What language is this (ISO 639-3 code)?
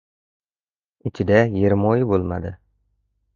uzb